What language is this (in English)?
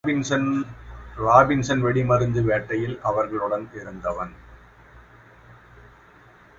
Tamil